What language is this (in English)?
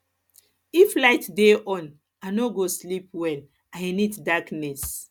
Nigerian Pidgin